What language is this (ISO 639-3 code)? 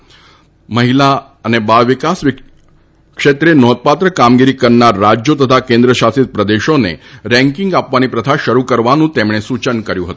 guj